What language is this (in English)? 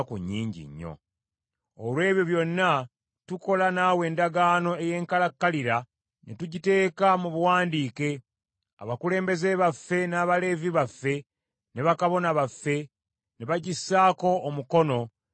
Ganda